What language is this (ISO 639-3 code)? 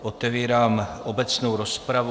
ces